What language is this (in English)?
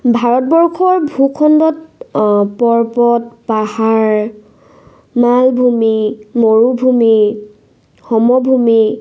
Assamese